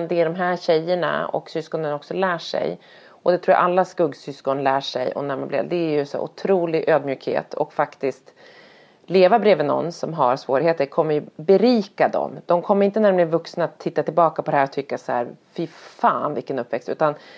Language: Swedish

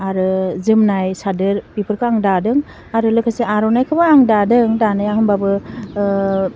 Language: Bodo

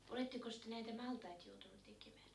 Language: Finnish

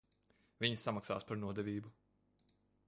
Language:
Latvian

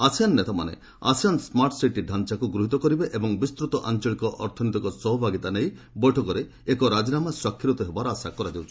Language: Odia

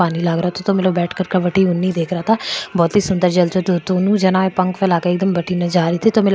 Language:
Marwari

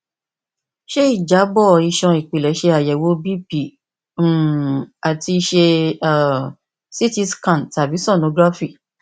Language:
Yoruba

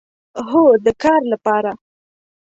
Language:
Pashto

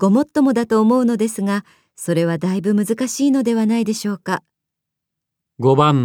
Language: Japanese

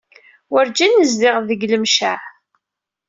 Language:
Kabyle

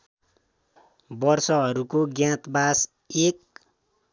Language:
Nepali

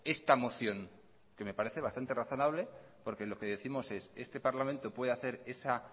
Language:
Spanish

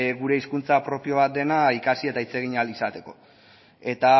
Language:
Basque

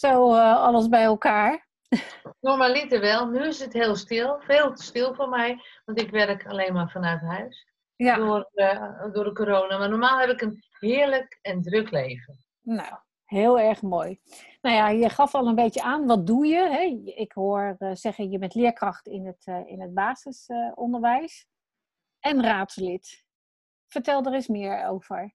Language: Dutch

